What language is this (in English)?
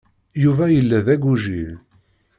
Kabyle